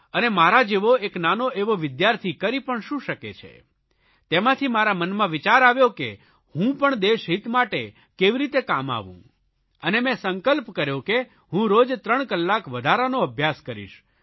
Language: Gujarati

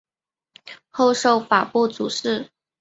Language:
Chinese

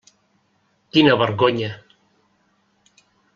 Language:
Catalan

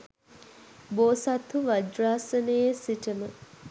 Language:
Sinhala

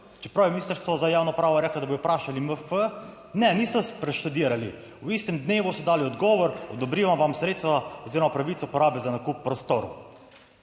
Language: Slovenian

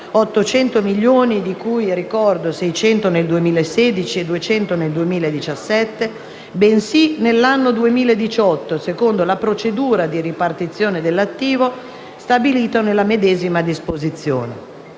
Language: Italian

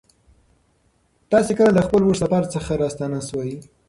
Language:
Pashto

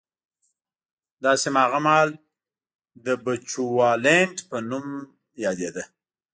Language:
Pashto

